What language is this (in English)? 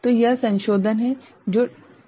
Hindi